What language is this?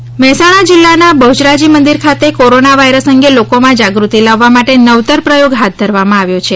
Gujarati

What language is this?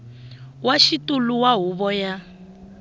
Tsonga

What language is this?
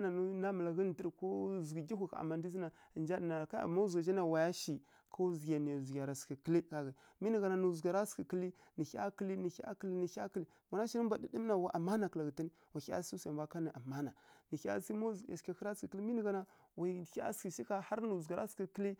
Kirya-Konzəl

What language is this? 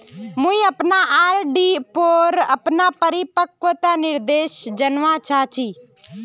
Magahi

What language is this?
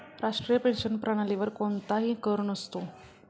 Marathi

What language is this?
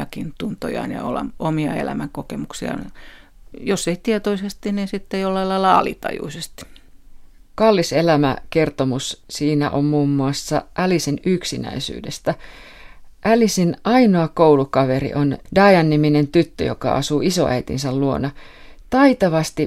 Finnish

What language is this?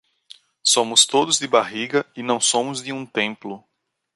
Portuguese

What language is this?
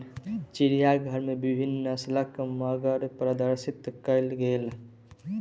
Maithili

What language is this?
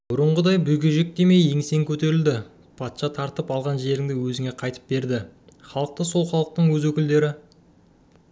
Kazakh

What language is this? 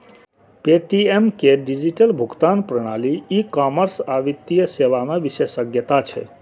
Maithili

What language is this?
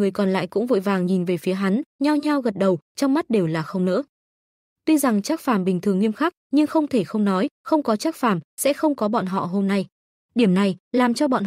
Vietnamese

